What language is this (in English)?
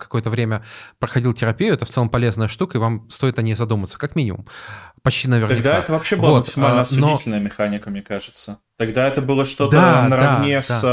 Russian